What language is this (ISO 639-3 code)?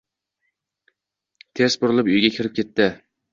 uzb